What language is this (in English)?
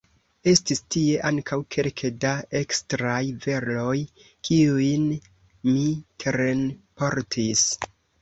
Esperanto